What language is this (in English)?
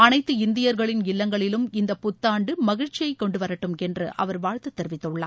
Tamil